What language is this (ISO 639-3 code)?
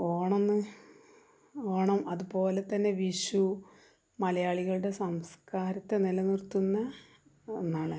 mal